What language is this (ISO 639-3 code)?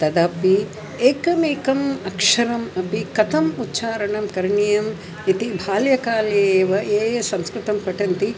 san